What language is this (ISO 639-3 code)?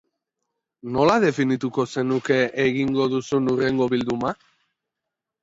eus